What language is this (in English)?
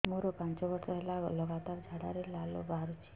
Odia